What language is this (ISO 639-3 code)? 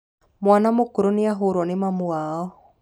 kik